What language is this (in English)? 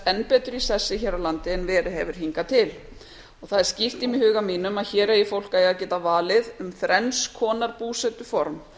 Icelandic